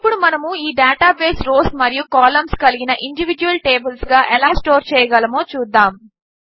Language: Telugu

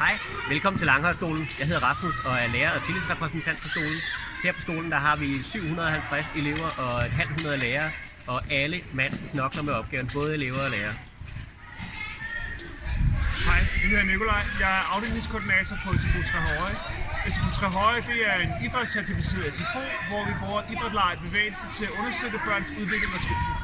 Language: Danish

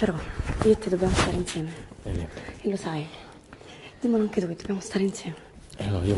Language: Italian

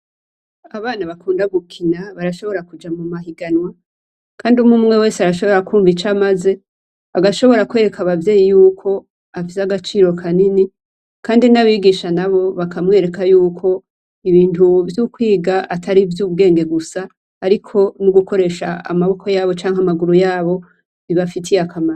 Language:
Rundi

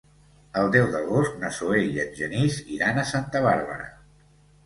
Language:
Catalan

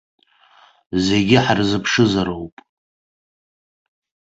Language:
Abkhazian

